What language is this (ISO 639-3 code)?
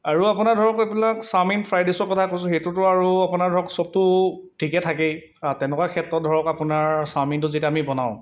asm